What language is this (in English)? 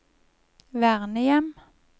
Norwegian